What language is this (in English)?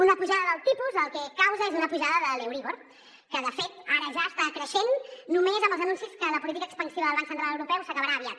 Catalan